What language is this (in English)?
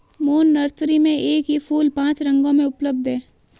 Hindi